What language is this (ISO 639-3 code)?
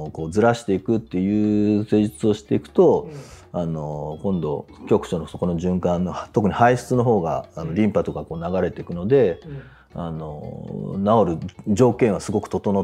jpn